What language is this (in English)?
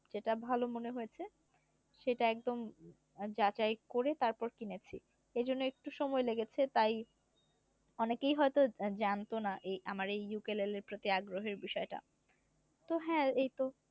Bangla